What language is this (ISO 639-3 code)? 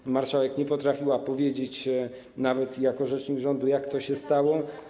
pol